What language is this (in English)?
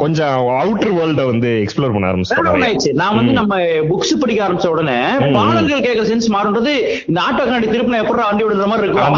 Tamil